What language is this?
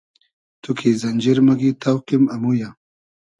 Hazaragi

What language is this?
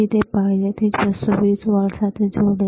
Gujarati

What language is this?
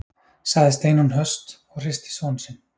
Icelandic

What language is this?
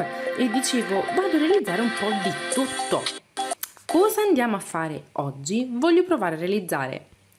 Italian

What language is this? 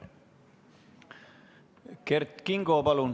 Estonian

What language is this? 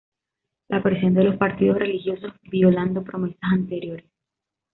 Spanish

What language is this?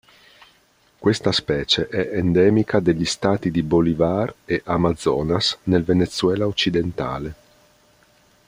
Italian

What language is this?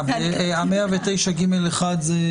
Hebrew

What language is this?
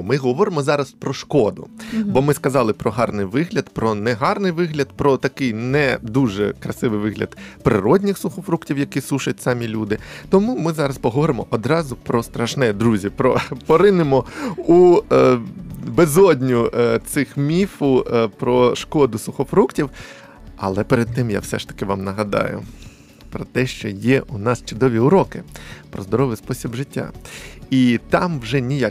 Ukrainian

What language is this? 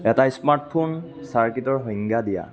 Assamese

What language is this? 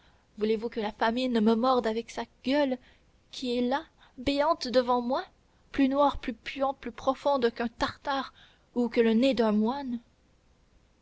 French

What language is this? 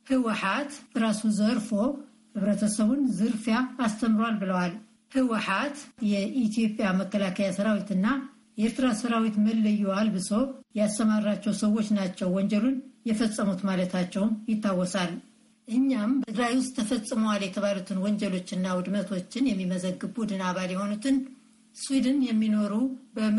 Amharic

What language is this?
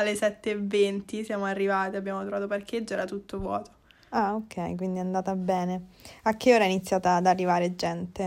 Italian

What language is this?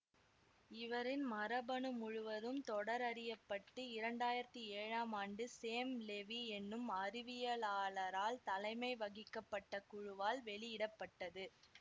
Tamil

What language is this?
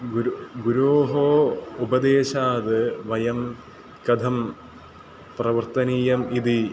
Sanskrit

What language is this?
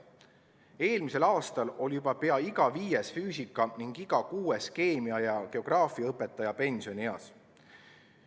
Estonian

